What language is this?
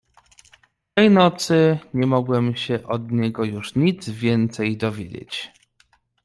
Polish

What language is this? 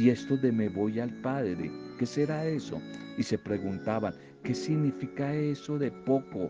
Spanish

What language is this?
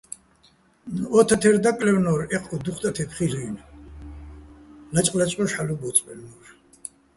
Bats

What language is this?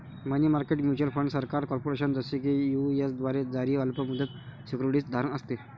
Marathi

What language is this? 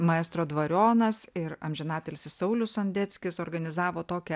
Lithuanian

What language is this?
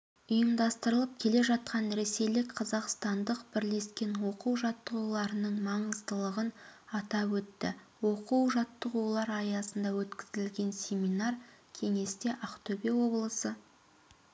Kazakh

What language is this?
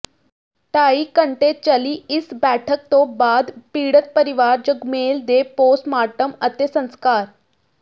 Punjabi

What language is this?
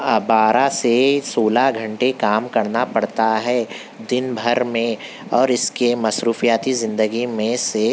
Urdu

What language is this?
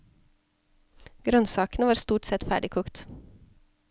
Norwegian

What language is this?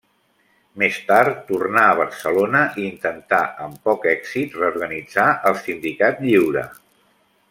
Catalan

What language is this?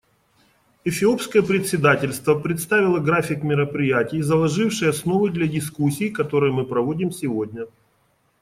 Russian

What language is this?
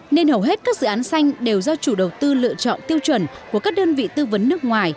Vietnamese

